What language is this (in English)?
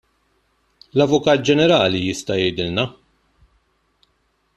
Maltese